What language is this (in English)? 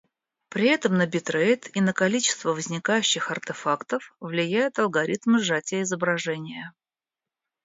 Russian